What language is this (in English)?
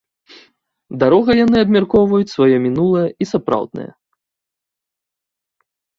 Belarusian